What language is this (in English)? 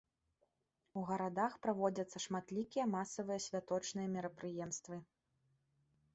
Belarusian